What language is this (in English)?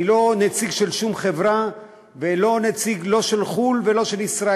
Hebrew